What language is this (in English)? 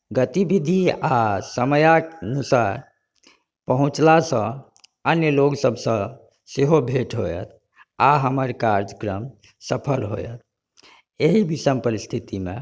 Maithili